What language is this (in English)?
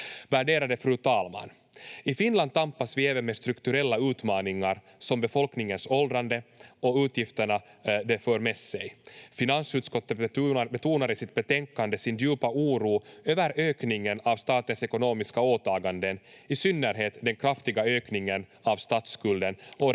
Finnish